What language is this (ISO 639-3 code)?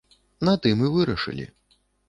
bel